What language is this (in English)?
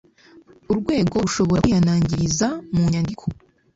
Kinyarwanda